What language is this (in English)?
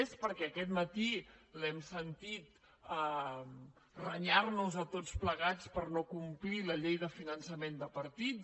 Catalan